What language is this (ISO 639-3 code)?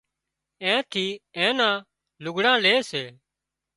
kxp